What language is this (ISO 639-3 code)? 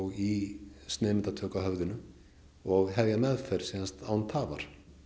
isl